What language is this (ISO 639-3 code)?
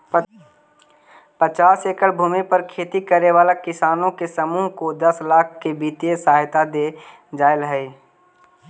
mag